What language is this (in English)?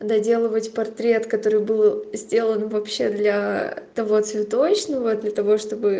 Russian